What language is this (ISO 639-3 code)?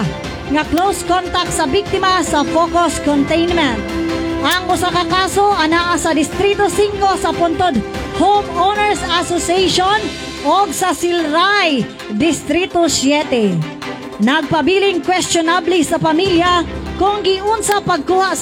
fil